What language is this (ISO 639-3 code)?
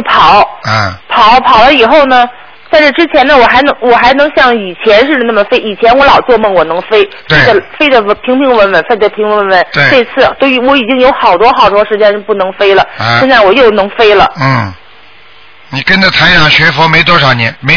zho